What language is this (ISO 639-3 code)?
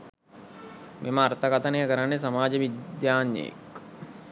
sin